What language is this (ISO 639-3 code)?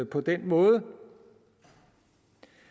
dan